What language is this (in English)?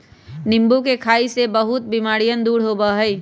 Magahi